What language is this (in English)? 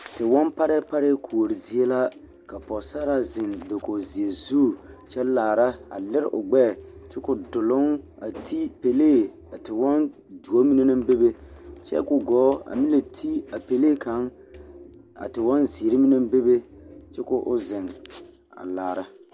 Southern Dagaare